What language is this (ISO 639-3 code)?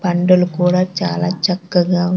tel